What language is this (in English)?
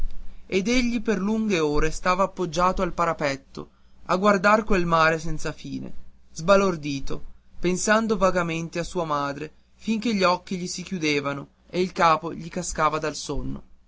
Italian